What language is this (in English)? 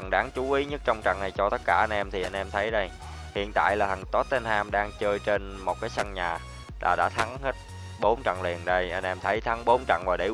Vietnamese